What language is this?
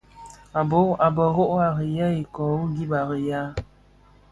Bafia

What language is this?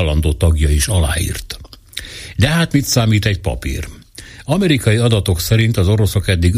Hungarian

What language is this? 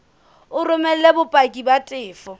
Southern Sotho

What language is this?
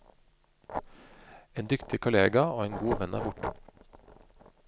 Norwegian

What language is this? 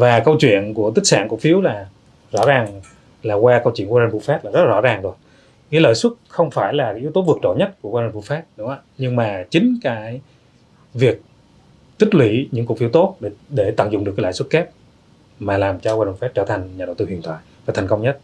Vietnamese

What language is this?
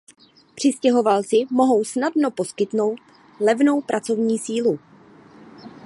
Czech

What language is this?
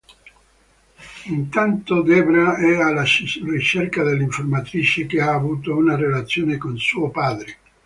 Italian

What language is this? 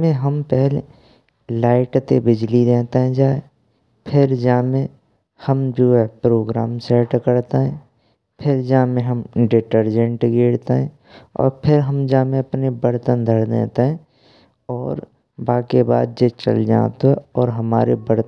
Braj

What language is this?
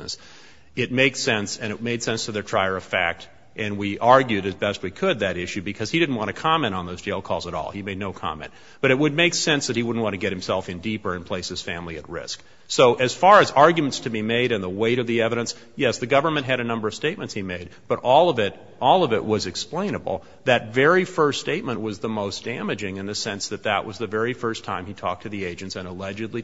English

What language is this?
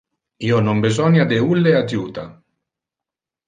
Interlingua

